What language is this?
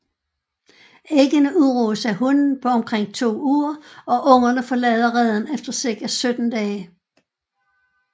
Danish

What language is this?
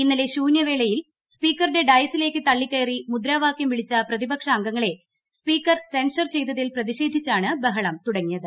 Malayalam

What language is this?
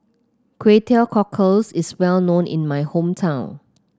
English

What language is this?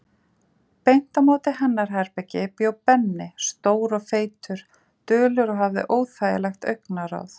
Icelandic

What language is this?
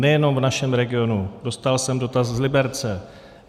Czech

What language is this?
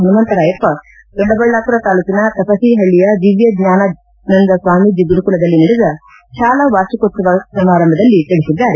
Kannada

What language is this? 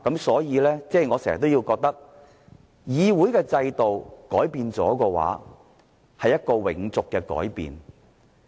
Cantonese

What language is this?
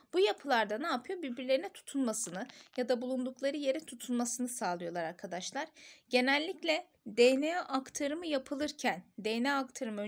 Turkish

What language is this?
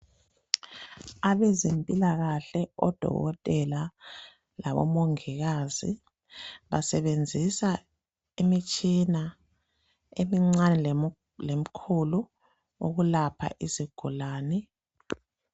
North Ndebele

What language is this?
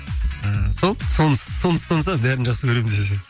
Kazakh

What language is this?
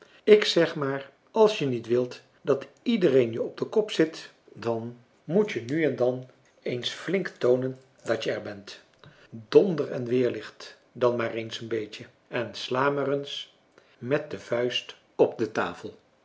Dutch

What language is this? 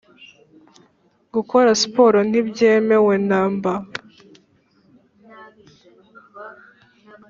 Kinyarwanda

